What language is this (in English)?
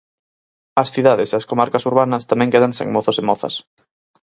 Galician